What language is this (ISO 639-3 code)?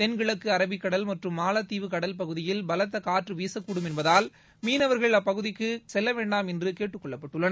tam